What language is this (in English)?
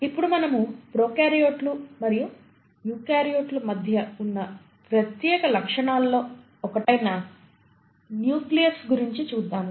Telugu